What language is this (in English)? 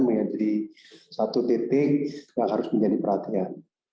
Indonesian